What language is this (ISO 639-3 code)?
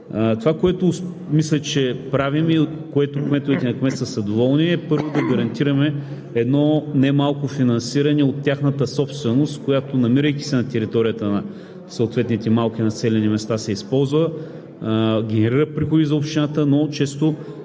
bul